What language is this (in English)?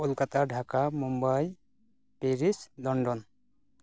Santali